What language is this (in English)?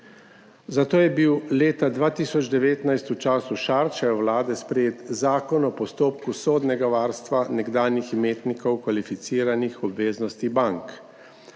Slovenian